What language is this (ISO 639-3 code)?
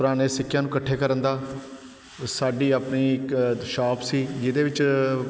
pan